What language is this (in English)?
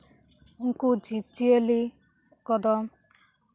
Santali